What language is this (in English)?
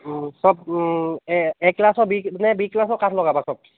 Assamese